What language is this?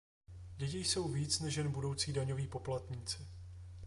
Czech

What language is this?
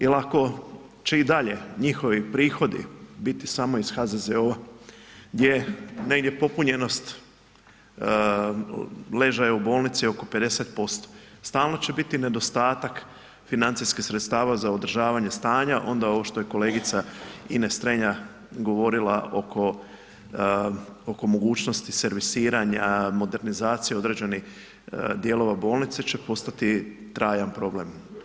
Croatian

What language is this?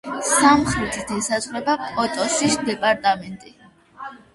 Georgian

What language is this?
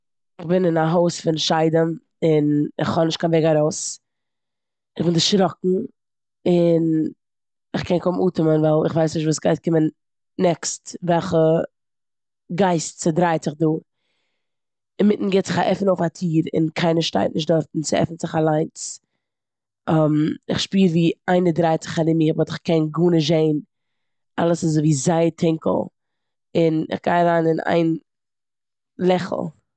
Yiddish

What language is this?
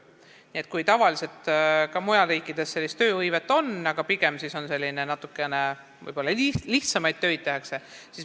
Estonian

